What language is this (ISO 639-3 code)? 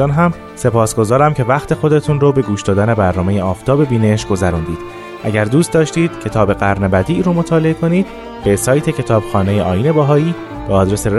fas